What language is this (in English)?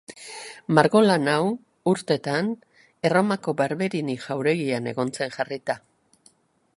Basque